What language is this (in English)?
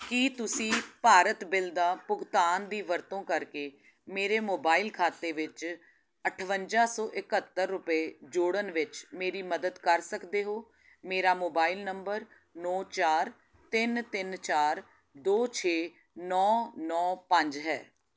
Punjabi